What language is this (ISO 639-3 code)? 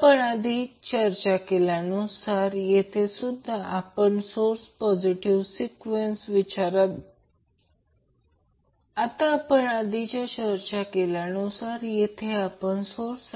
mar